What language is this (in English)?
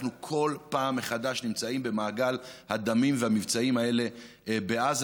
Hebrew